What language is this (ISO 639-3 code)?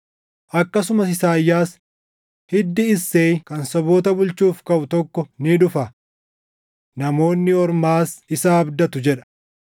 orm